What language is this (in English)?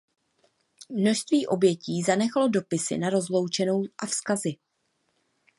Czech